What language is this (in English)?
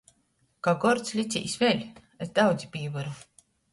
Latgalian